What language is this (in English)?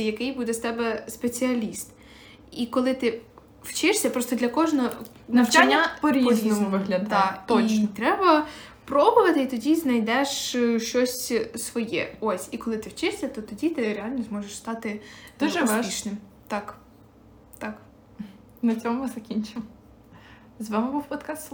Ukrainian